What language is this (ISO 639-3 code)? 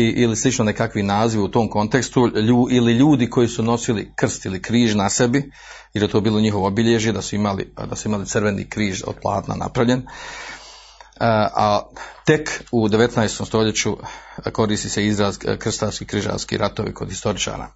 hrv